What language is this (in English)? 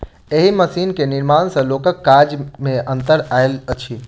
Maithili